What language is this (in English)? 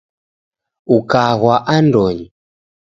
Taita